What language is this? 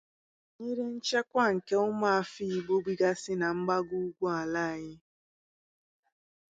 Igbo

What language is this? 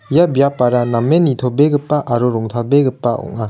Garo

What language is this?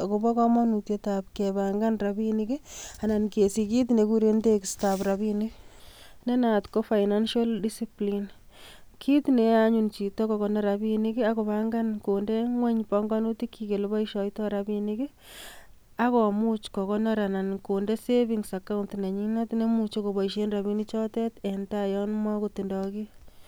Kalenjin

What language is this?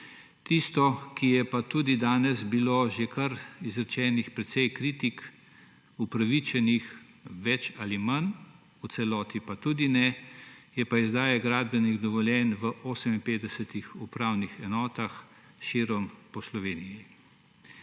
Slovenian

